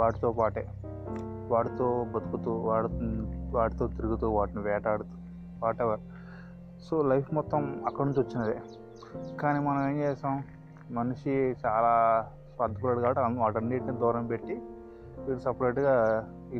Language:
Telugu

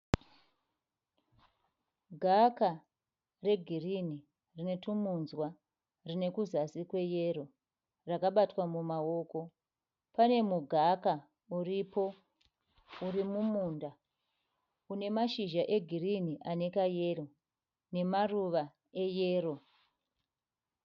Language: Shona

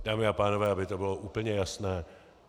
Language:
Czech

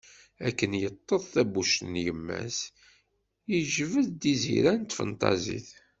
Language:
Kabyle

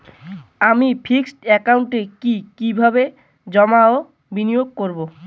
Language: Bangla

